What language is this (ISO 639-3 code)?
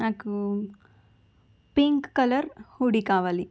tel